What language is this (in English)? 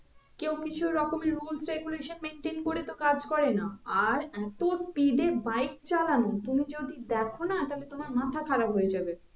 Bangla